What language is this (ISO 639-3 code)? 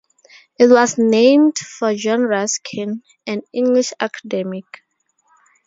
eng